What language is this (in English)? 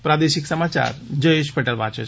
Gujarati